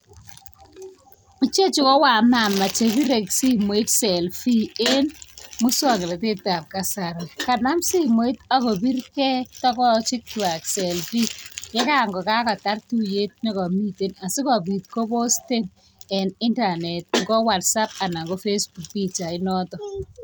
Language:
Kalenjin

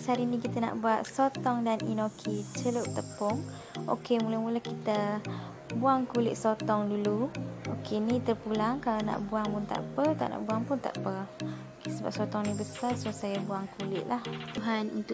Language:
Malay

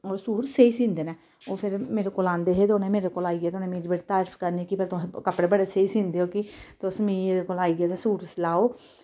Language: Dogri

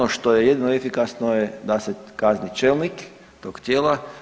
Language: Croatian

